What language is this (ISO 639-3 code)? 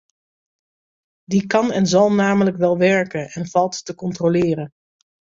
nld